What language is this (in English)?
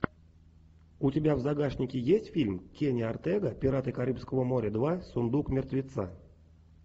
Russian